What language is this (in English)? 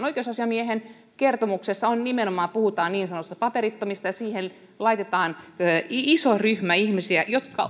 Finnish